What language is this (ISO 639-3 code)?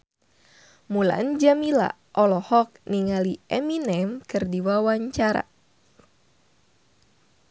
sun